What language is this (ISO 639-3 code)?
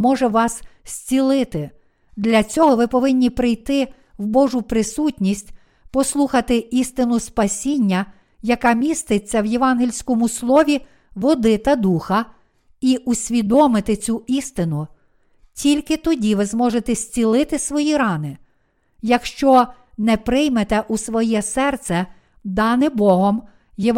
ukr